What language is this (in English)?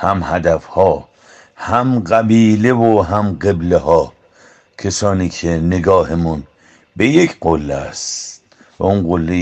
Persian